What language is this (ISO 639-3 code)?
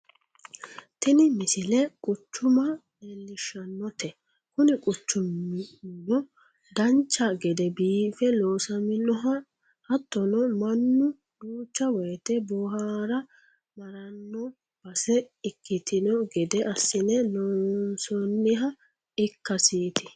sid